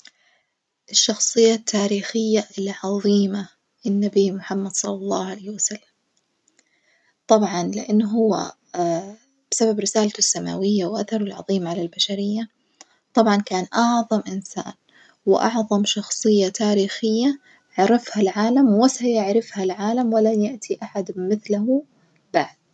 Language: Najdi Arabic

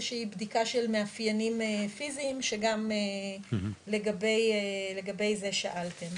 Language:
Hebrew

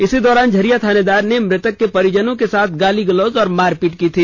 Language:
Hindi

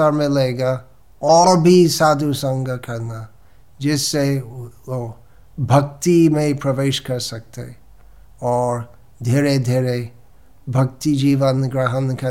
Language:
Hindi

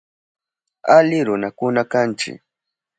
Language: Southern Pastaza Quechua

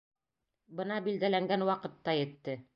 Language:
Bashkir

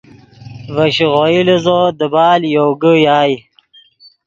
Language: Yidgha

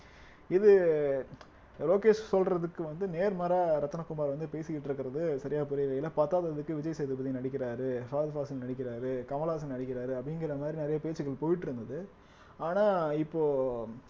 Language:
Tamil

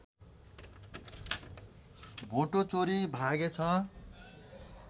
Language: Nepali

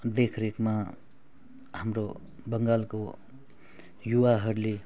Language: Nepali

